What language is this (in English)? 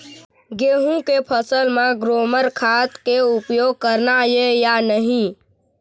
Chhattisgarhi